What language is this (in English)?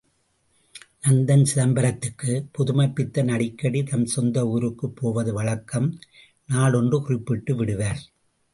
Tamil